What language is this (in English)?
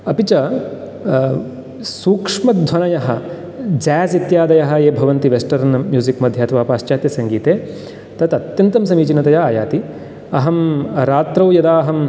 Sanskrit